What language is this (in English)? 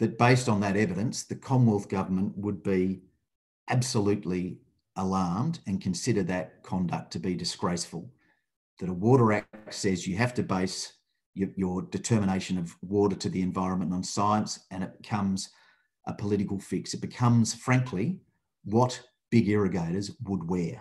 English